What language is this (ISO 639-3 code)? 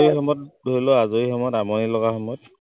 asm